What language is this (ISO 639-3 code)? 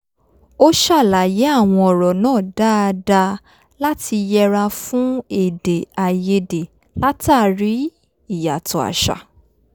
yor